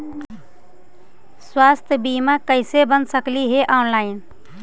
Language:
Magahi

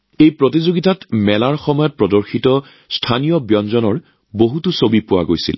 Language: Assamese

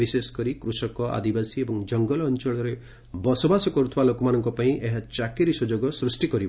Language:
Odia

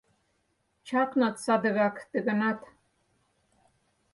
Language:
Mari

